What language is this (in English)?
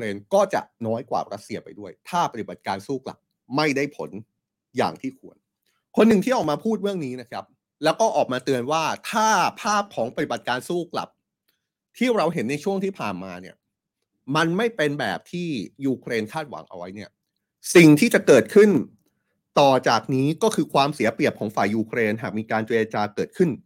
Thai